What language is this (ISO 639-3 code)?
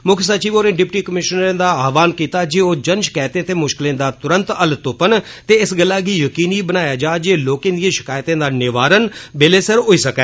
doi